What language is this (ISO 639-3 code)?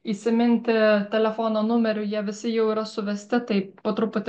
lit